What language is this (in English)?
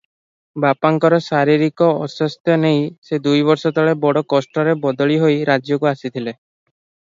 Odia